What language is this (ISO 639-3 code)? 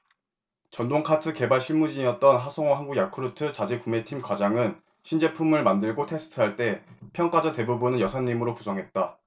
kor